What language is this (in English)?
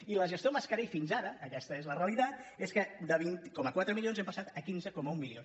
Catalan